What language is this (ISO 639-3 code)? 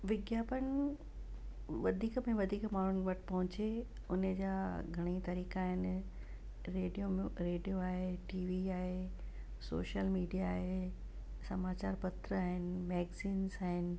snd